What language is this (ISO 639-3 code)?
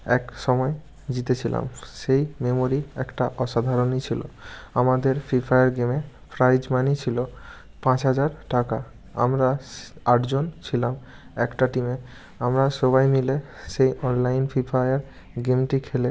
ben